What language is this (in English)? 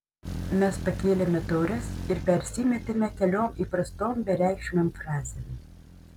Lithuanian